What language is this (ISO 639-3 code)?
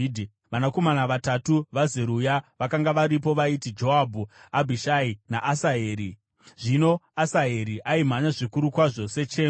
sna